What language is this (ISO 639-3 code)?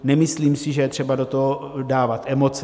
ces